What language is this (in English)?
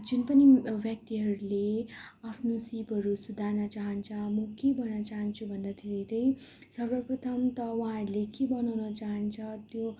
Nepali